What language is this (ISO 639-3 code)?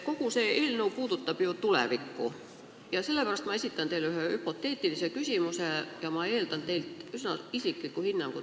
est